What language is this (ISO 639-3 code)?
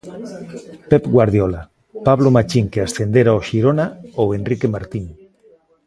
glg